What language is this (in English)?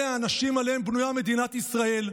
Hebrew